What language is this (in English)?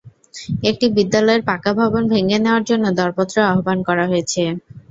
Bangla